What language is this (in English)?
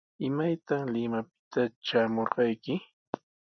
Sihuas Ancash Quechua